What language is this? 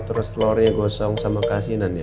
Indonesian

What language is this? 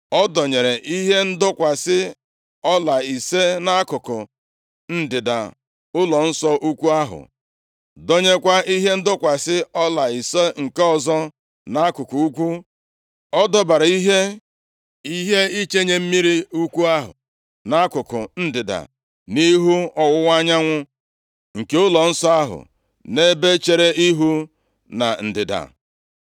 Igbo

